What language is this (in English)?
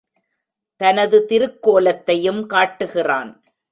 Tamil